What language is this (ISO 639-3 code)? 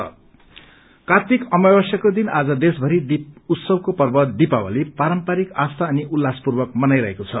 nep